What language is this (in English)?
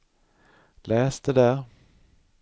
Swedish